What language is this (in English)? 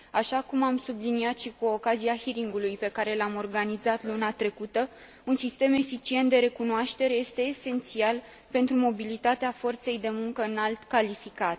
Romanian